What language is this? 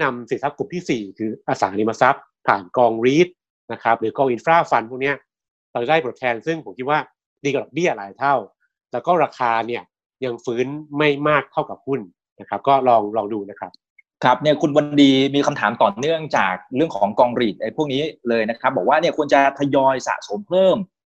Thai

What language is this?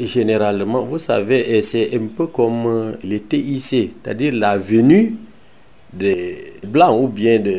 French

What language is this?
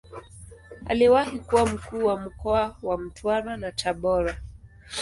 Swahili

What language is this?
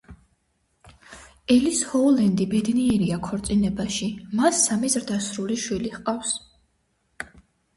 Georgian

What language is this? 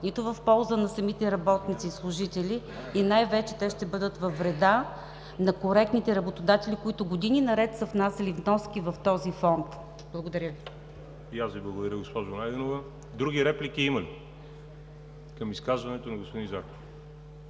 Bulgarian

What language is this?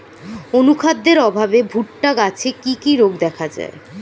Bangla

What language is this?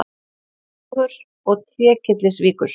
Icelandic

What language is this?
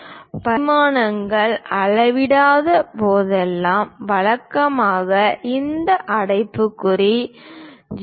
Tamil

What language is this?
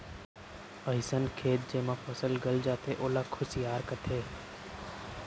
Chhattisgarhi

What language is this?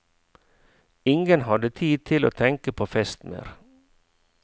Norwegian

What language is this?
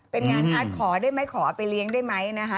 Thai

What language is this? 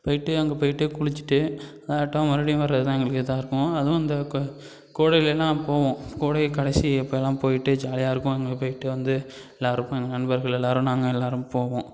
Tamil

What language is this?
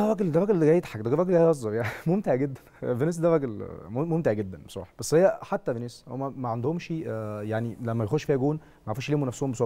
Arabic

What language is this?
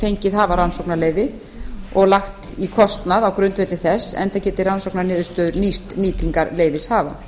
Icelandic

